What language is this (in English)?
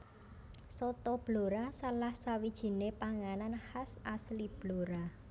Javanese